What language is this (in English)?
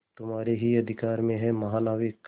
Hindi